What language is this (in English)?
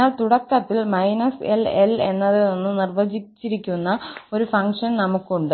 Malayalam